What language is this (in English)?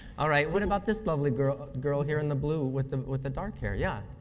English